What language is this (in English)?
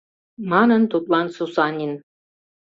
Mari